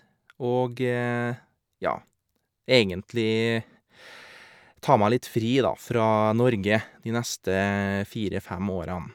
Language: Norwegian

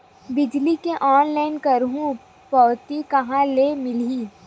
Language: Chhattisgarhi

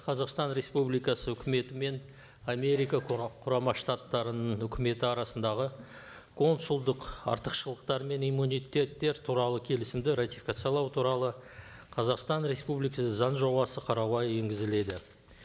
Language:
Kazakh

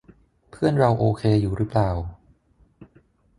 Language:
Thai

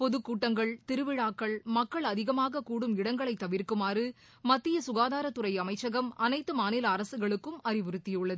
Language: Tamil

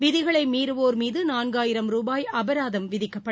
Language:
Tamil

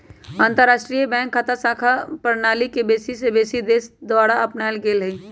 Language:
Magahi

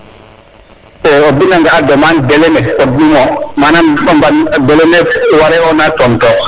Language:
Serer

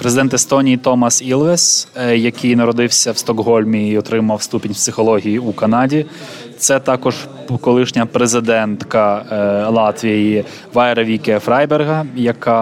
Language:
Ukrainian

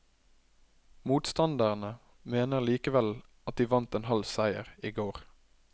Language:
Norwegian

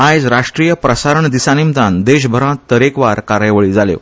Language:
Konkani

